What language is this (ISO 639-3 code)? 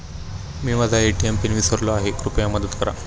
mar